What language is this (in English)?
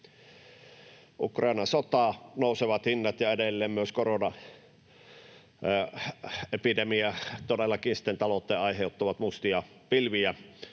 Finnish